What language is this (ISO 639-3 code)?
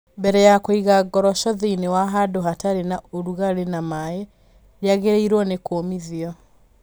kik